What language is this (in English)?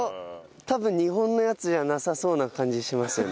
Japanese